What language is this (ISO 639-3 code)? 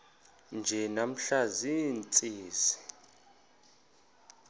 xho